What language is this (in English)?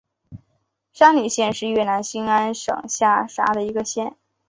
Chinese